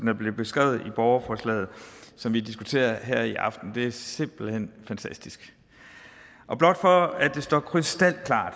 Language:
Danish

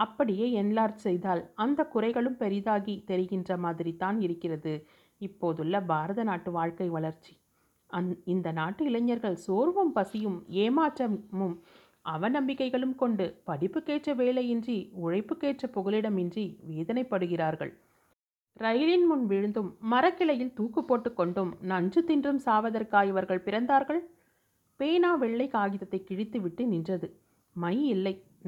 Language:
Tamil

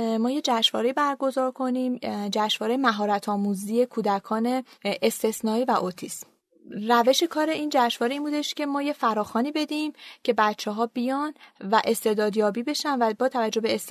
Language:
Persian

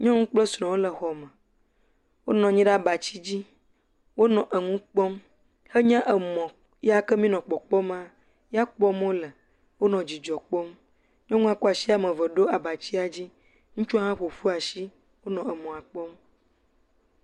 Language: Ewe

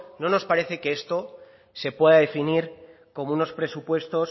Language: Spanish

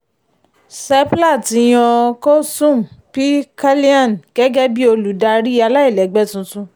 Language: Yoruba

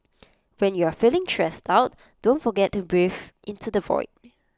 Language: English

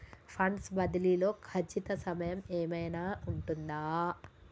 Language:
Telugu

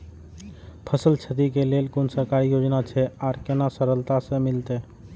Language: Maithili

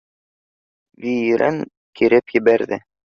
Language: Bashkir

